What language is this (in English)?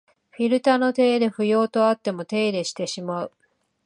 Japanese